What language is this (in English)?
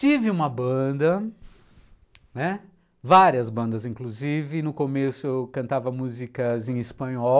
Portuguese